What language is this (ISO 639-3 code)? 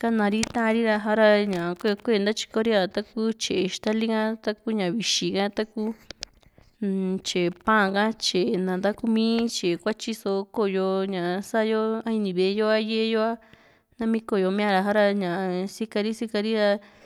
vmc